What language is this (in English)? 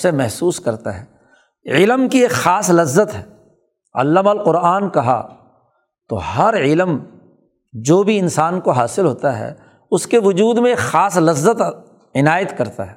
Urdu